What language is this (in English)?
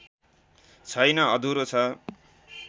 Nepali